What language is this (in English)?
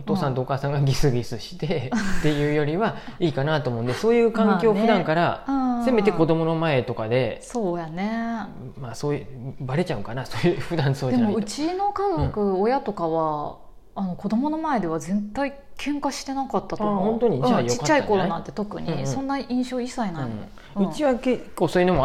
Japanese